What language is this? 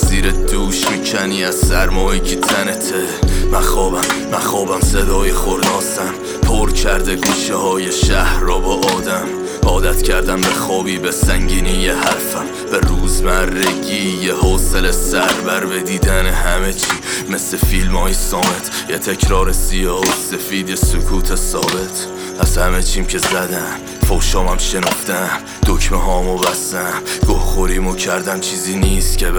Persian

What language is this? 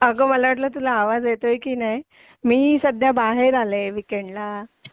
Marathi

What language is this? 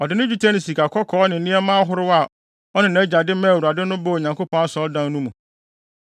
Akan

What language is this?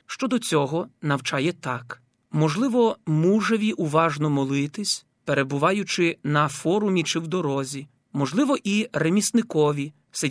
Ukrainian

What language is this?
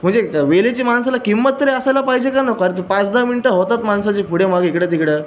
Marathi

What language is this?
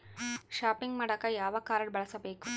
Kannada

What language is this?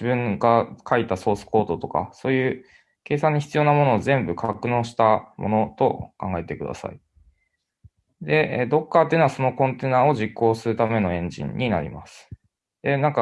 Japanese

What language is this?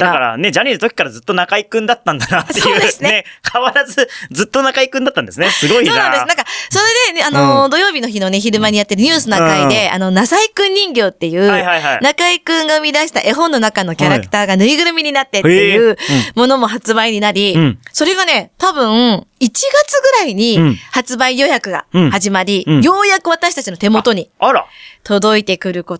Japanese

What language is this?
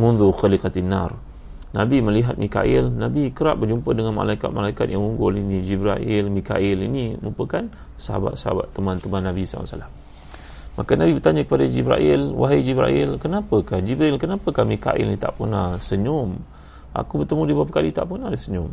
Malay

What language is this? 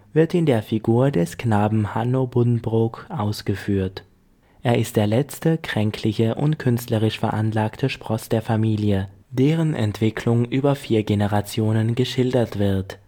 German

